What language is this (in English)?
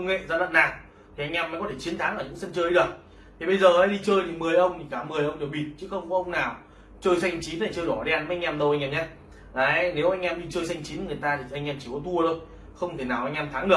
Vietnamese